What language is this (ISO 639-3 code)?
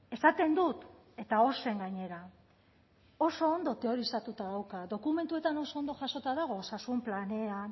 eus